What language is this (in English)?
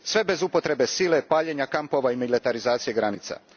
Croatian